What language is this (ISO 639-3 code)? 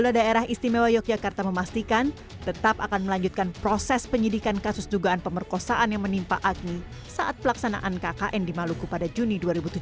ind